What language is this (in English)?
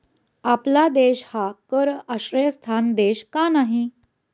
Marathi